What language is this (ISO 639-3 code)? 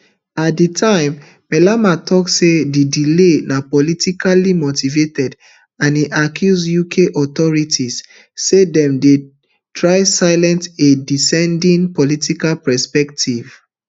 pcm